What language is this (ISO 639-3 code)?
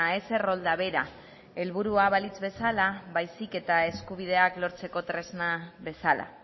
eus